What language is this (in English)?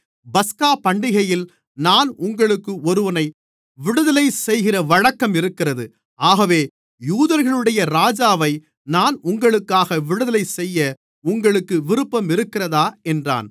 Tamil